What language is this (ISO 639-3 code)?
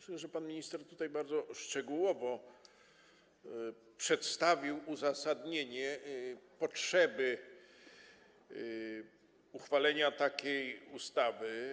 pol